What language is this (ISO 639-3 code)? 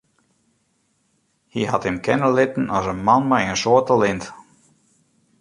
fry